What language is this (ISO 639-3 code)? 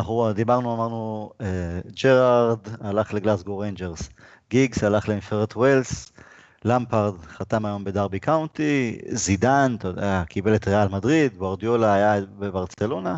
heb